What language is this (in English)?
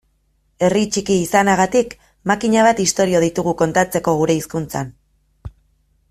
Basque